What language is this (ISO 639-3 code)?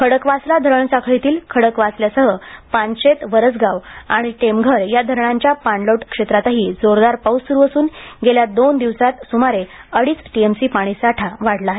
mar